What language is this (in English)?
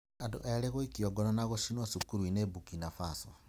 Kikuyu